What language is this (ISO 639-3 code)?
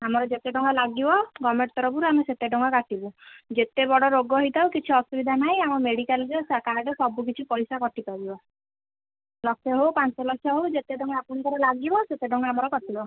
ori